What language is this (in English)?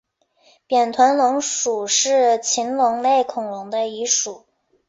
Chinese